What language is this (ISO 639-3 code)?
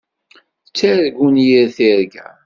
kab